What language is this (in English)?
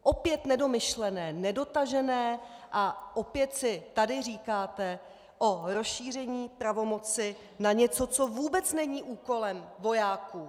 Czech